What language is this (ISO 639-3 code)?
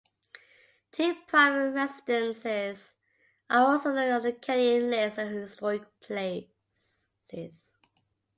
eng